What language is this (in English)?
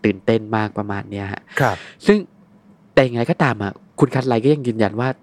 Thai